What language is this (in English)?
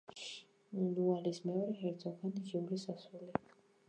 Georgian